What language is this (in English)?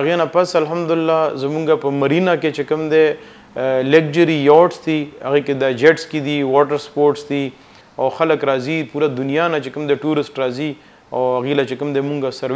Romanian